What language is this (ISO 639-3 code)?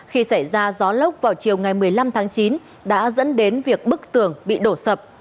vie